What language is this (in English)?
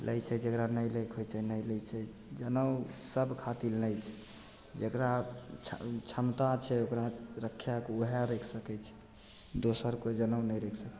Maithili